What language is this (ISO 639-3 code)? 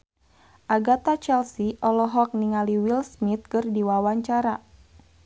sun